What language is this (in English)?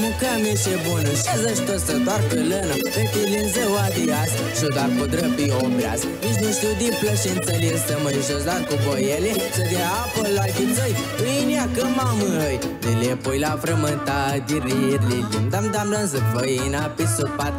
Romanian